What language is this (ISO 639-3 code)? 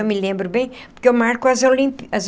por